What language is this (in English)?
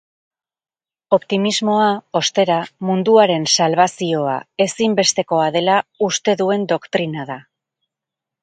Basque